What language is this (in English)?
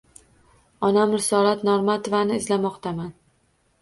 Uzbek